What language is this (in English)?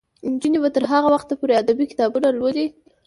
Pashto